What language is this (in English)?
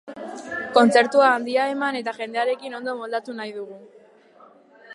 Basque